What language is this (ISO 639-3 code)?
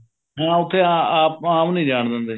pan